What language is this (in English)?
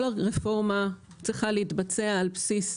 Hebrew